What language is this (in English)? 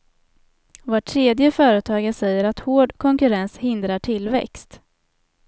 Swedish